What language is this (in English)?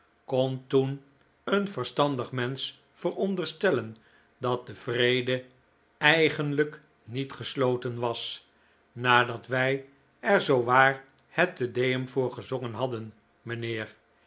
Dutch